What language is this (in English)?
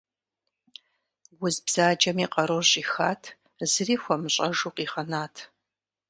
Kabardian